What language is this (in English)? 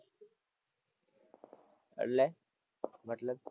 Gujarati